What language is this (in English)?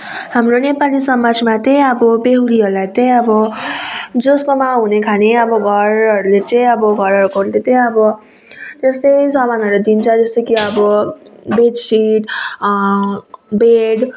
Nepali